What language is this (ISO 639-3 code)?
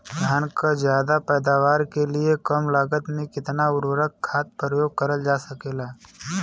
bho